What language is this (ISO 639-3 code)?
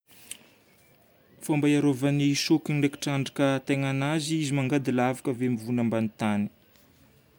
bmm